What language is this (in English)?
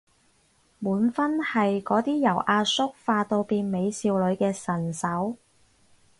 Cantonese